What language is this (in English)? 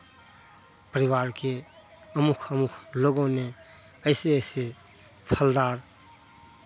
Hindi